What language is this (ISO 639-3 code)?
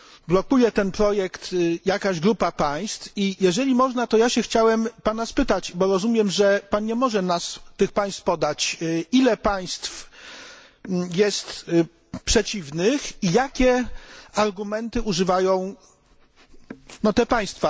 pol